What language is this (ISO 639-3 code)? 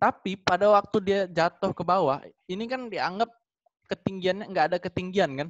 ind